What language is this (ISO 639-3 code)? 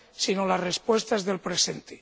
spa